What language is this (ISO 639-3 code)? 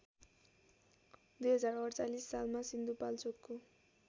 nep